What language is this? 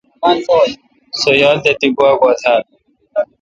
Kalkoti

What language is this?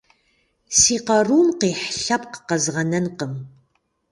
Kabardian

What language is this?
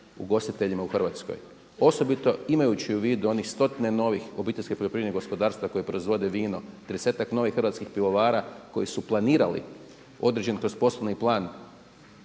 Croatian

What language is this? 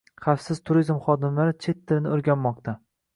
Uzbek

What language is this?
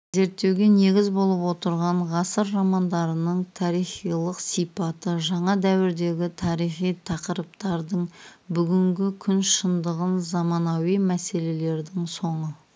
Kazakh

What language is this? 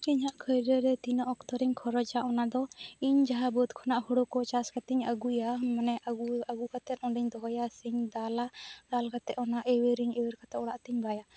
Santali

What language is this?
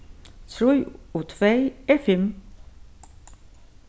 Faroese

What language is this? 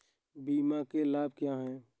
Hindi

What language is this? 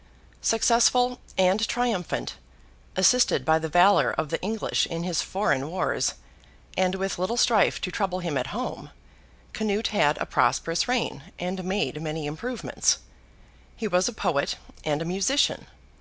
English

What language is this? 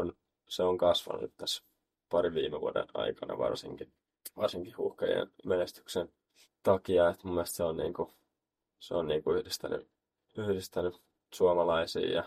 Finnish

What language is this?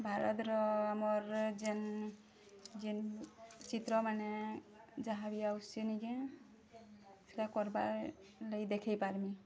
Odia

